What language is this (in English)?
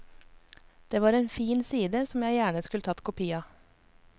Norwegian